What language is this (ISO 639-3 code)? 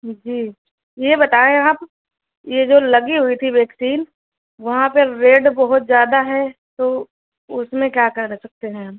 urd